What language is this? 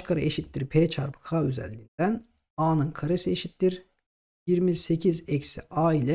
Turkish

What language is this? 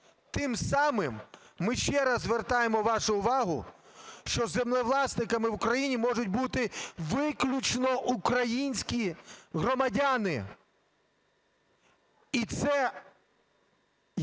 Ukrainian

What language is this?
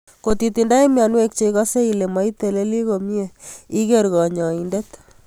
Kalenjin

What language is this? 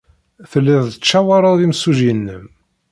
Kabyle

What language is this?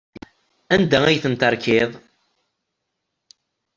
Kabyle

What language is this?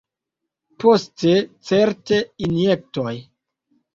Esperanto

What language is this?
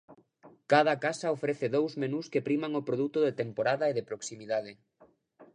Galician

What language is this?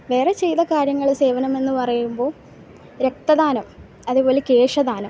Malayalam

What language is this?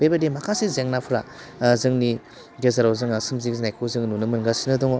Bodo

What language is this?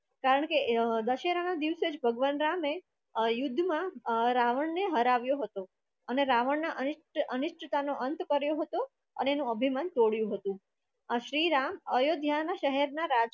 Gujarati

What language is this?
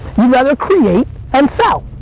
English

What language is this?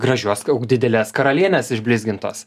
Lithuanian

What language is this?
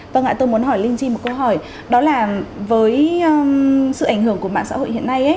Vietnamese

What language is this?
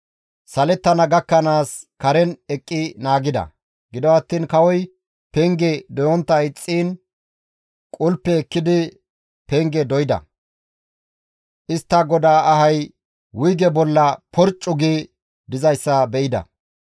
Gamo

